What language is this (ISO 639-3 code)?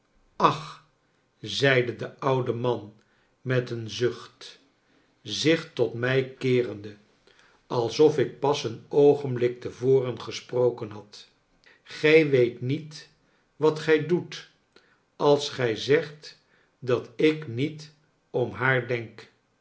nld